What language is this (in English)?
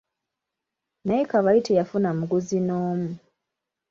Ganda